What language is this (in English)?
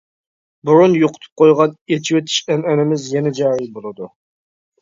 Uyghur